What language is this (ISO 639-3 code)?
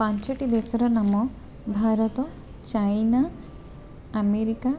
ori